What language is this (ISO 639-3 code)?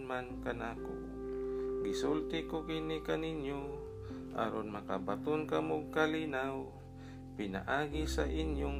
fil